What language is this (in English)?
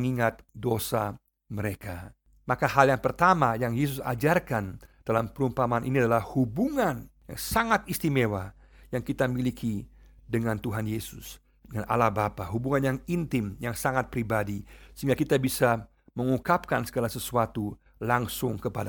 Indonesian